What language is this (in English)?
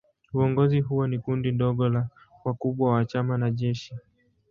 Swahili